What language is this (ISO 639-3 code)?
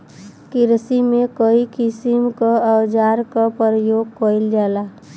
bho